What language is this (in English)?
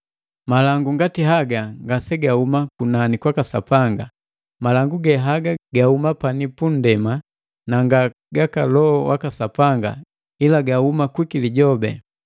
Matengo